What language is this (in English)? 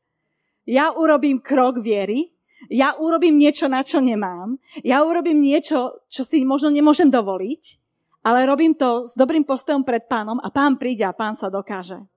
Slovak